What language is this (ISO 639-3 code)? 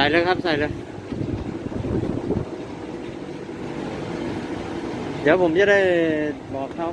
tha